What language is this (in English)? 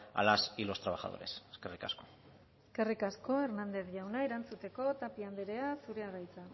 Basque